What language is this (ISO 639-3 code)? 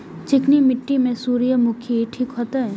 mai